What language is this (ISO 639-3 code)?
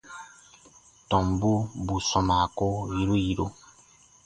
bba